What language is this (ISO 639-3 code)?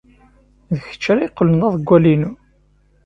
kab